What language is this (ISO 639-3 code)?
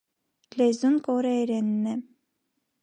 hye